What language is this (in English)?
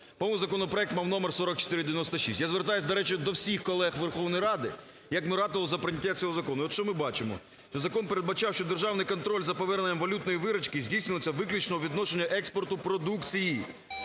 Ukrainian